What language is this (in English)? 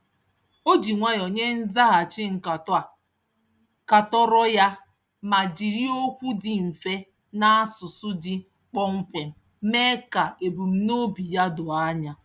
Igbo